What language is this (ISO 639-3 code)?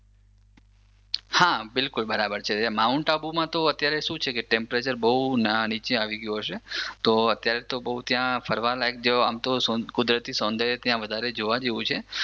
guj